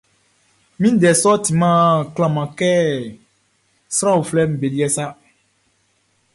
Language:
Baoulé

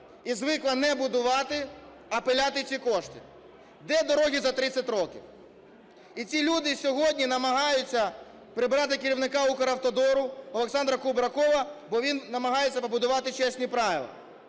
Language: Ukrainian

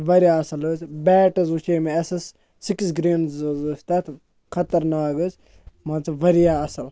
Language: Kashmiri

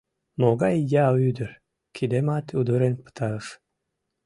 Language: Mari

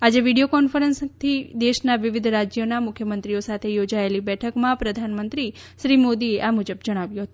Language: Gujarati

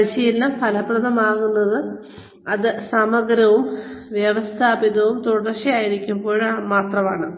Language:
Malayalam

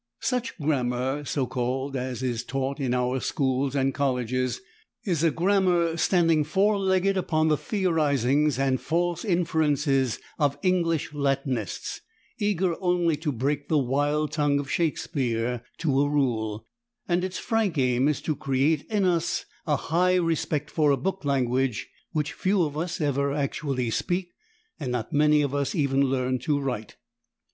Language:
English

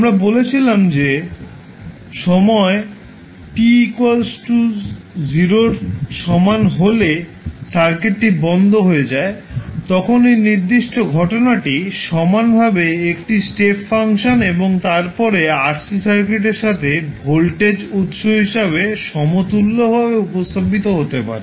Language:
Bangla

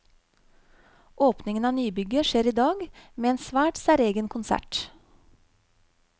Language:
Norwegian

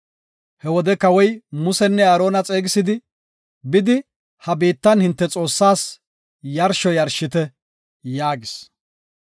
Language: Gofa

